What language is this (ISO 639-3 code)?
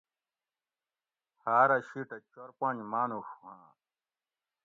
gwc